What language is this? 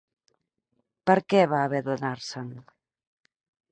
Catalan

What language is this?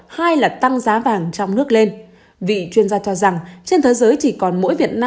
Vietnamese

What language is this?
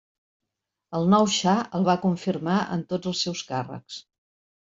Catalan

